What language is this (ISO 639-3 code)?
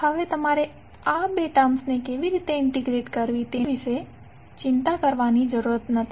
guj